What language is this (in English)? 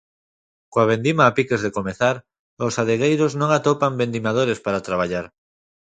Galician